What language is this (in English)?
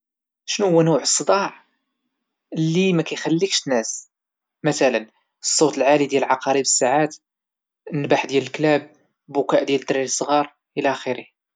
Moroccan Arabic